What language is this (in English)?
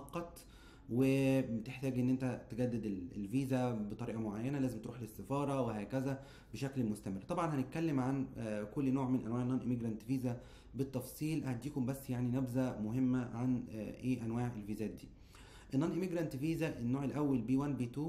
Arabic